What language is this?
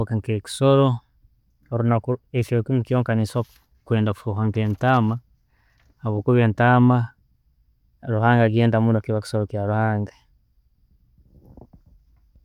Tooro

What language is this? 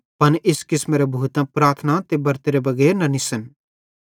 Bhadrawahi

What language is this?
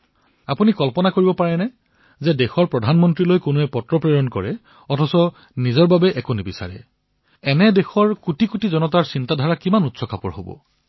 Assamese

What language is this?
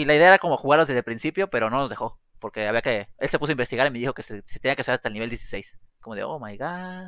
Spanish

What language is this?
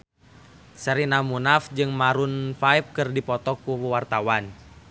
Sundanese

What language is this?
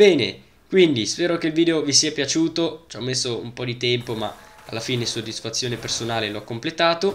Italian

